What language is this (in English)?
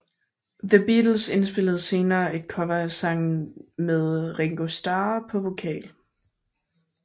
Danish